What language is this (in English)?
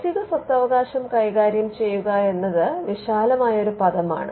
Malayalam